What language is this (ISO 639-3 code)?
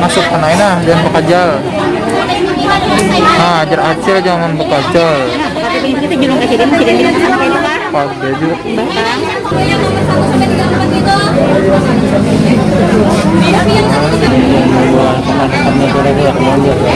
ind